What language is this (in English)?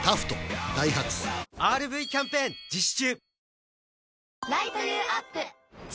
Japanese